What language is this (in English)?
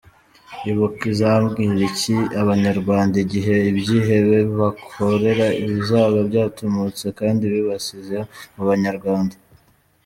Kinyarwanda